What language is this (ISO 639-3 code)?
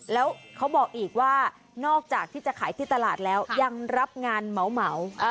tha